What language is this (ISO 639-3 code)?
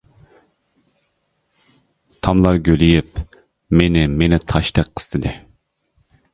uig